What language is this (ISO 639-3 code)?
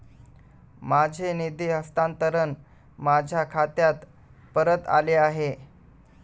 mar